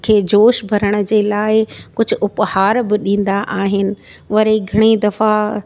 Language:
Sindhi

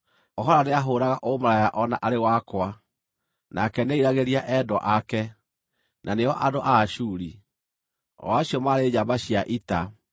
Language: Kikuyu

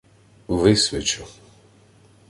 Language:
Ukrainian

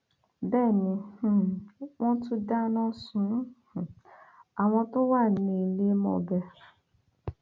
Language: Yoruba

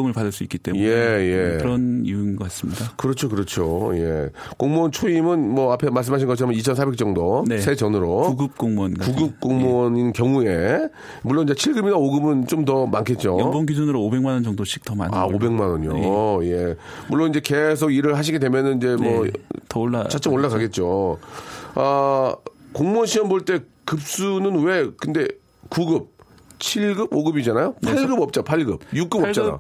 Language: Korean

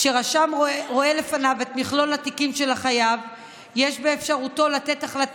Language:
Hebrew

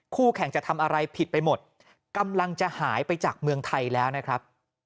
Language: Thai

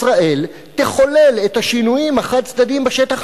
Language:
Hebrew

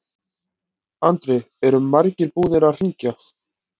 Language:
Icelandic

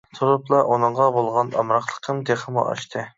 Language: Uyghur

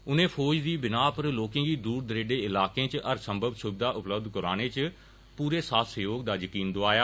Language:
Dogri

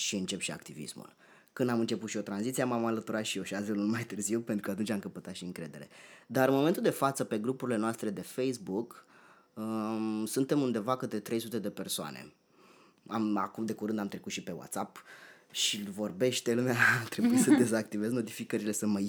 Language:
Romanian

